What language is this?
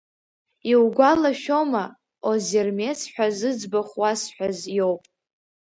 Abkhazian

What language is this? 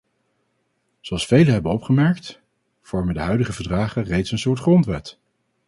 Dutch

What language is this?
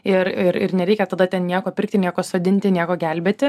Lithuanian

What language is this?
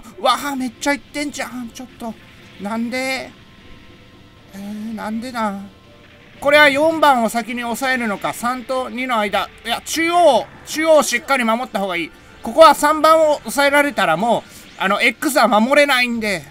Japanese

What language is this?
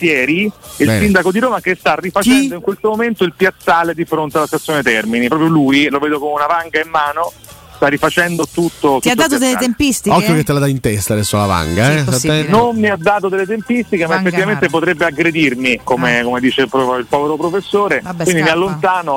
Italian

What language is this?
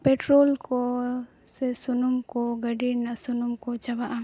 Santali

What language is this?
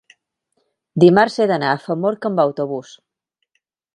Catalan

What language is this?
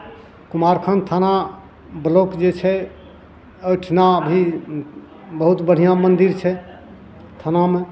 Maithili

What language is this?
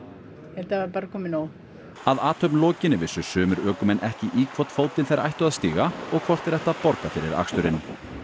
Icelandic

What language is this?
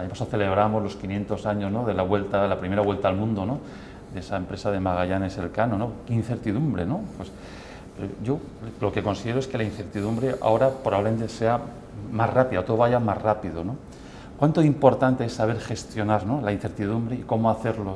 Spanish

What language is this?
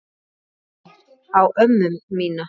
Icelandic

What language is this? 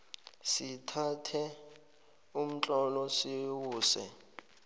South Ndebele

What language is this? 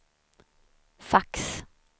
Swedish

